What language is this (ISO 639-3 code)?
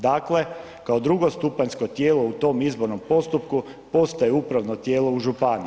hrv